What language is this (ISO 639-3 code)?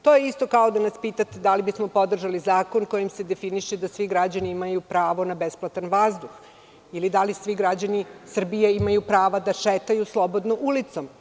srp